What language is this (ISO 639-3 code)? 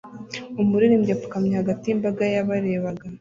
kin